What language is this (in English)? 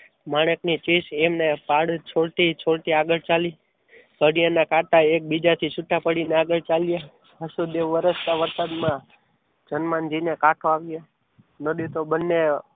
Gujarati